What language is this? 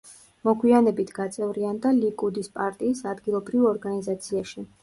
Georgian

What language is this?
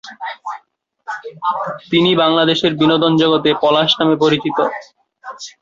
Bangla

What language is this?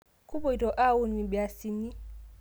Masai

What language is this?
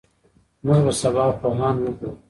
Pashto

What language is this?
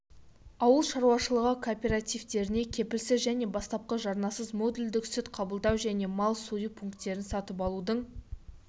Kazakh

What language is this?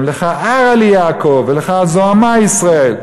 Hebrew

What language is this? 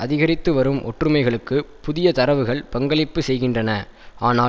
Tamil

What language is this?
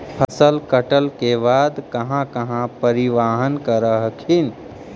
Magahi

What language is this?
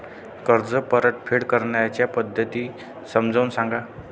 Marathi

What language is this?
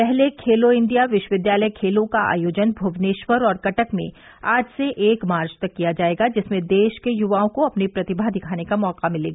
Hindi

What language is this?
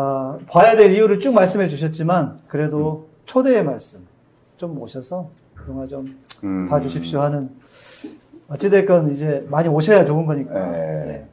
Korean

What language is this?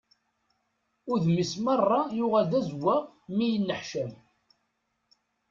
Kabyle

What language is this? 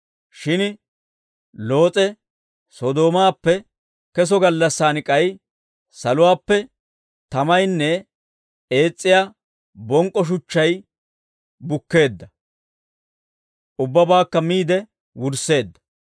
Dawro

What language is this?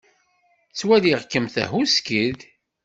Kabyle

